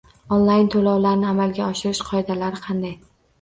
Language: Uzbek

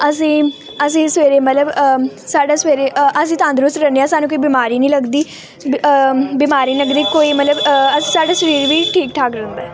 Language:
Punjabi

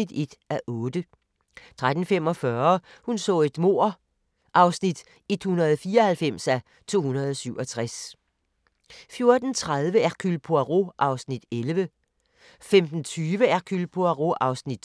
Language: Danish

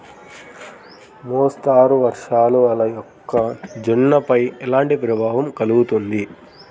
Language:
Telugu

